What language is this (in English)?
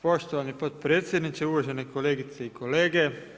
Croatian